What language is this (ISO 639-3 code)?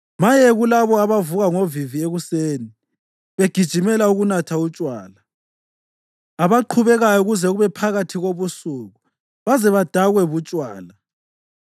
nde